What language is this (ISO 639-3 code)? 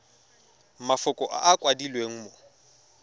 tsn